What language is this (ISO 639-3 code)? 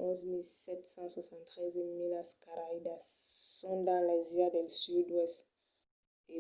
oci